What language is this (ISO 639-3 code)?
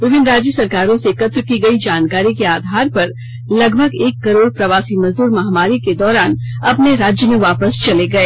hin